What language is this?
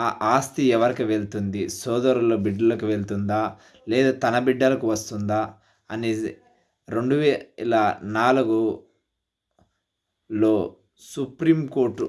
Telugu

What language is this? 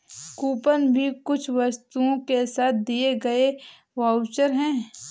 Hindi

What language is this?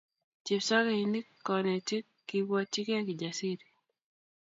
Kalenjin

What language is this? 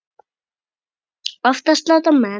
Icelandic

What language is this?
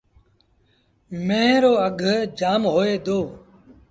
Sindhi Bhil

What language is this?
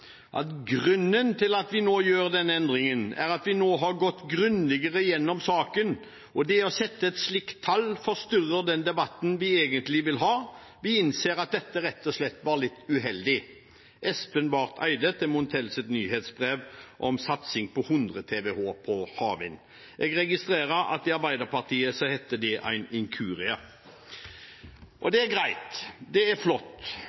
Norwegian Bokmål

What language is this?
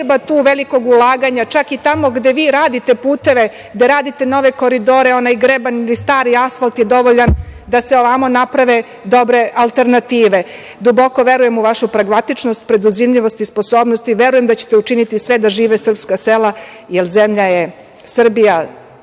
Serbian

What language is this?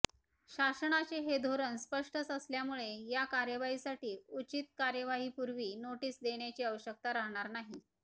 Marathi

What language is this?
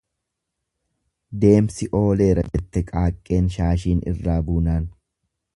Oromo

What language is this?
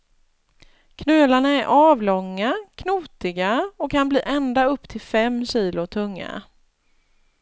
Swedish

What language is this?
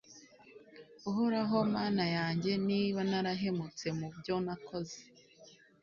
Kinyarwanda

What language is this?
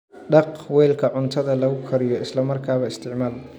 Somali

